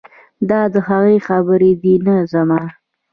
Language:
Pashto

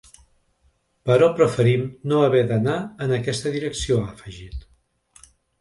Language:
Catalan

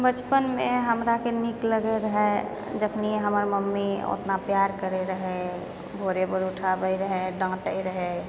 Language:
Maithili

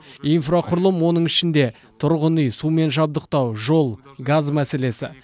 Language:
Kazakh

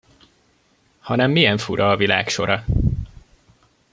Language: Hungarian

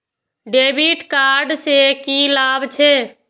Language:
Maithili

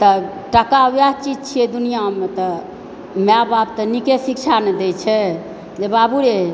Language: Maithili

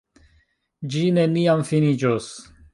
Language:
Esperanto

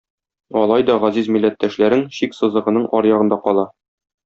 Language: Tatar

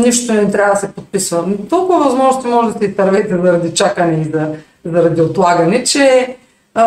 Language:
Bulgarian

